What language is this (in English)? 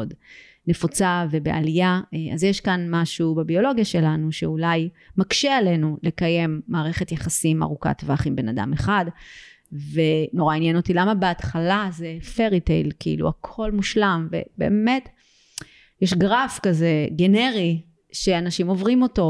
Hebrew